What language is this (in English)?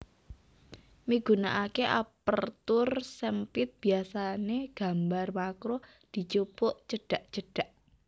Javanese